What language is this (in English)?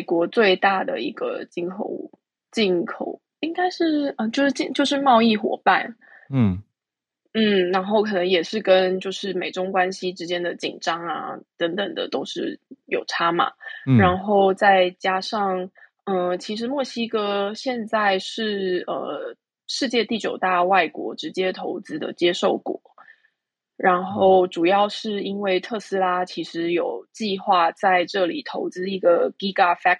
Chinese